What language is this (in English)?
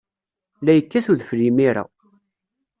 Kabyle